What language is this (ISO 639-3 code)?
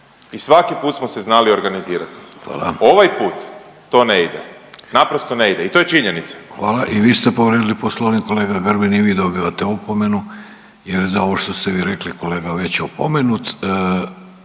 hrv